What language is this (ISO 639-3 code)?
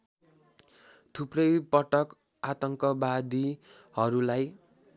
nep